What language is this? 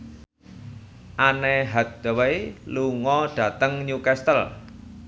Javanese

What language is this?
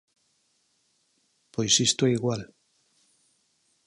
Galician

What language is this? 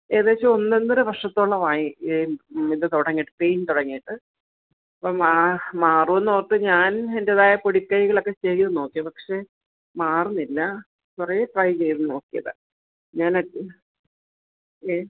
Malayalam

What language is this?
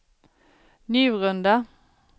Swedish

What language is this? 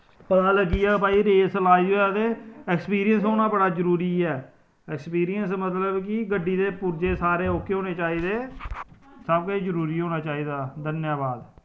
Dogri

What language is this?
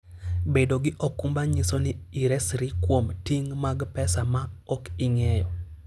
Luo (Kenya and Tanzania)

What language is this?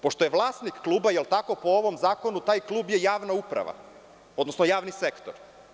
Serbian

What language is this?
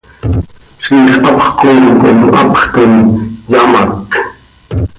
Seri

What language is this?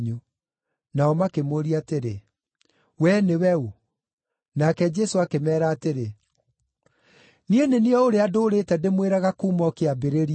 Kikuyu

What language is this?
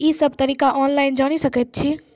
Maithili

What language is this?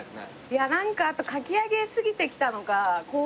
Japanese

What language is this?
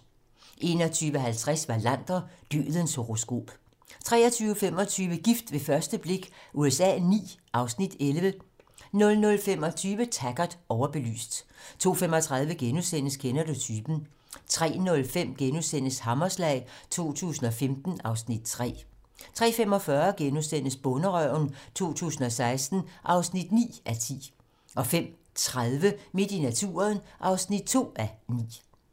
Danish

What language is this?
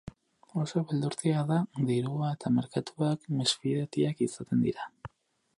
Basque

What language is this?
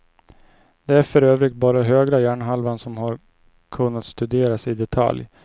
Swedish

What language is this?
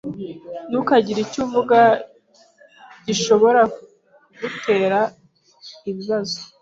Kinyarwanda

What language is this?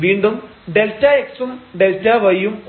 Malayalam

